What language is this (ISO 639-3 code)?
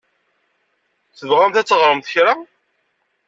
kab